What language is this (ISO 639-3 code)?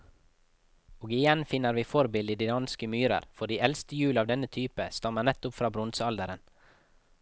nor